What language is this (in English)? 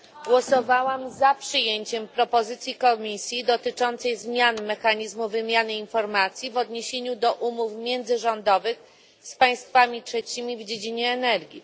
Polish